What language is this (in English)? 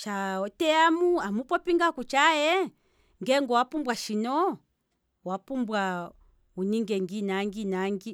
Kwambi